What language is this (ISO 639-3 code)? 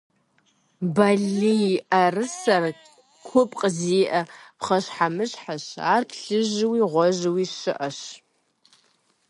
kbd